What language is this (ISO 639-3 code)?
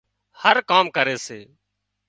kxp